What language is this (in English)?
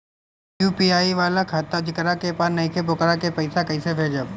Bhojpuri